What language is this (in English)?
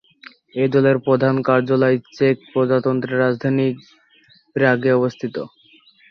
Bangla